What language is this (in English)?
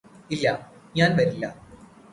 Malayalam